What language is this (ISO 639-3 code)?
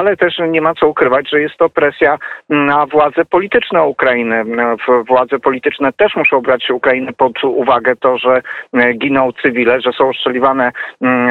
pol